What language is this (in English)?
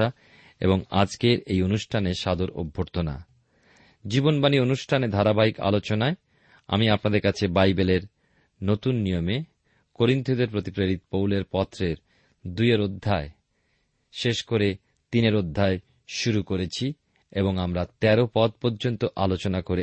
Bangla